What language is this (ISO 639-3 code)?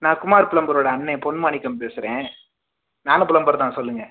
tam